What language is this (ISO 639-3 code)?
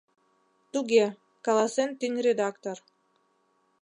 chm